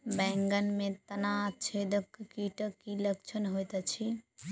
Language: Maithili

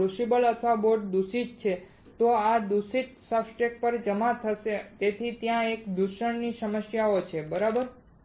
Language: Gujarati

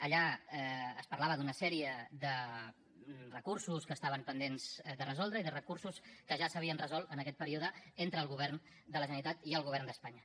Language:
Catalan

